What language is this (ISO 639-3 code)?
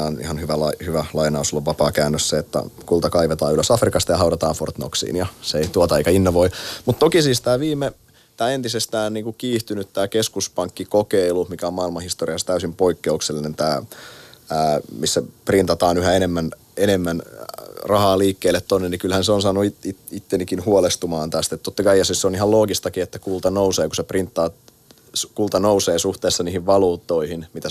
fin